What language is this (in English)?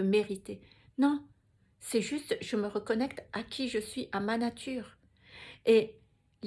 French